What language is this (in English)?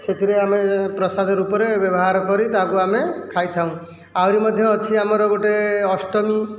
Odia